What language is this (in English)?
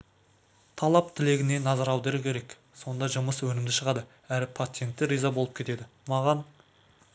Kazakh